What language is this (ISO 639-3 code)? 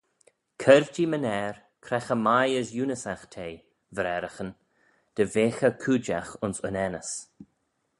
glv